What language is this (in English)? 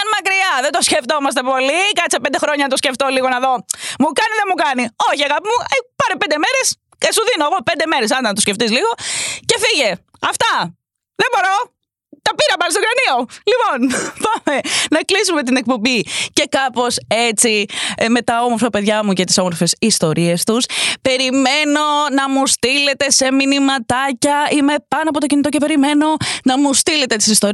Greek